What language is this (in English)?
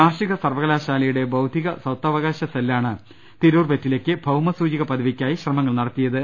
Malayalam